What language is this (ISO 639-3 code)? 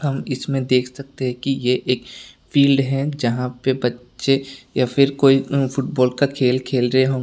hin